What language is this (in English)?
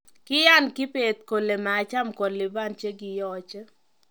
Kalenjin